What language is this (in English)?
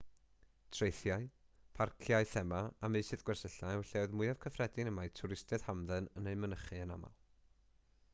Welsh